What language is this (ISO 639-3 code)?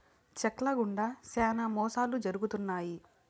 tel